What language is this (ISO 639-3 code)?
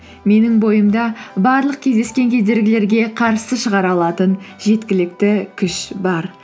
kaz